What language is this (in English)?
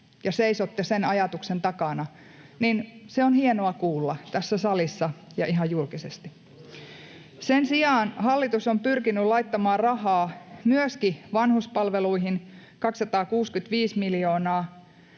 Finnish